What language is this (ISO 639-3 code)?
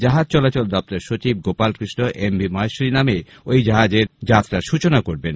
ben